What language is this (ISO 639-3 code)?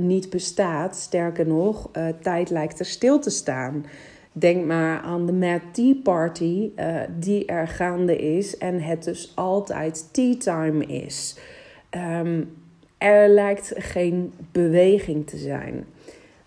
nld